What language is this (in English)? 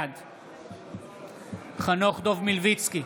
Hebrew